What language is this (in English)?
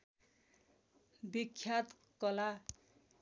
Nepali